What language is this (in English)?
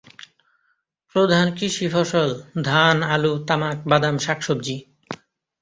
Bangla